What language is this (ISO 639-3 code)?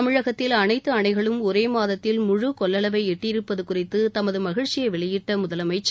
tam